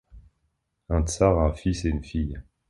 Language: French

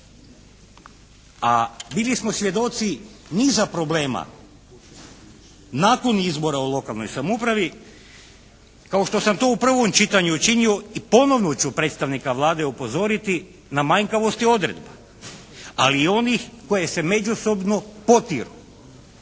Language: Croatian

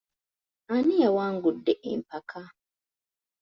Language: Ganda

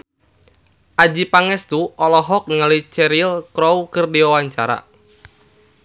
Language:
Sundanese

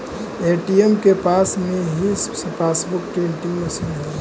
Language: Magahi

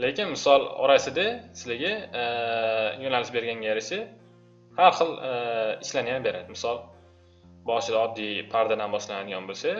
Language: Turkish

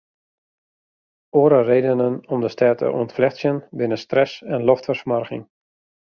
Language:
Western Frisian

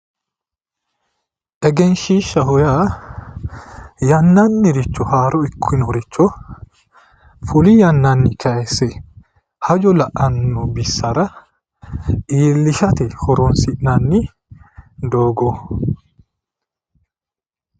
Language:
Sidamo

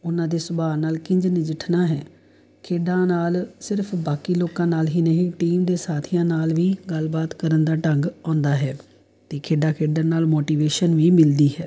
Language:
Punjabi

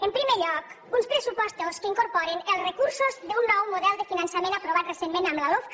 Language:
Catalan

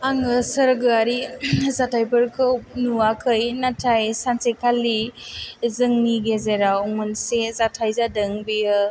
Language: Bodo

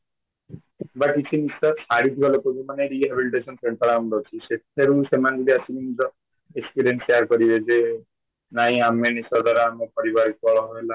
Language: Odia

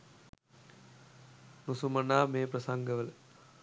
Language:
Sinhala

